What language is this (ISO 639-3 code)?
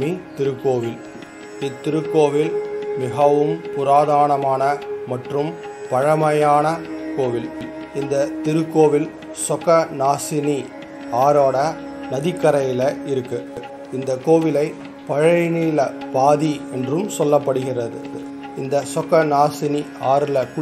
tam